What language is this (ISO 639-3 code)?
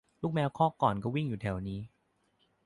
tha